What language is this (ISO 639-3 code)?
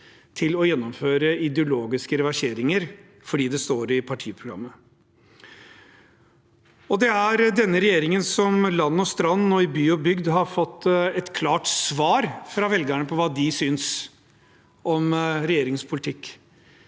nor